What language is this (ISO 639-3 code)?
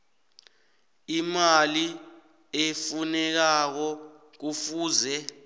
nbl